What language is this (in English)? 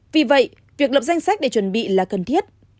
Vietnamese